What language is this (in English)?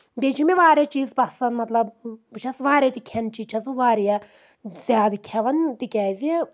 Kashmiri